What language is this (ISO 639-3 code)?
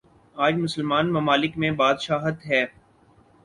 urd